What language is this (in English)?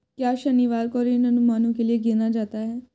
Hindi